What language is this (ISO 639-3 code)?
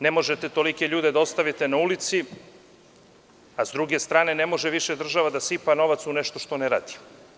srp